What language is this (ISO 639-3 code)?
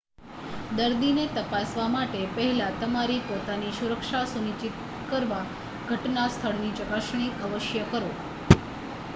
guj